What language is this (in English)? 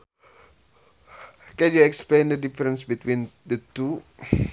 Sundanese